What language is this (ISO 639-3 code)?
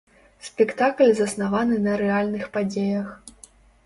bel